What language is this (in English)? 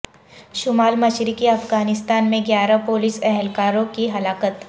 Urdu